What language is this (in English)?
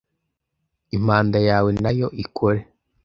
Kinyarwanda